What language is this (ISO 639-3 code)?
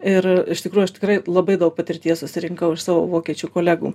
lit